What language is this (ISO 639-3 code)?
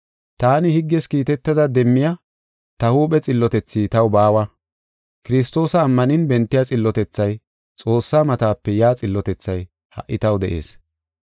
gof